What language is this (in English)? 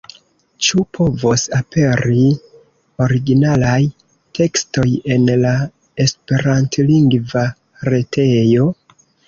Esperanto